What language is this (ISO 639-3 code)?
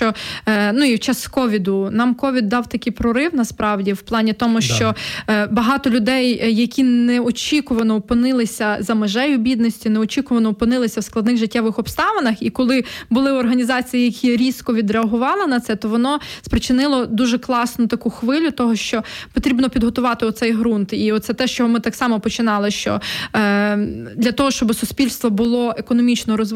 ukr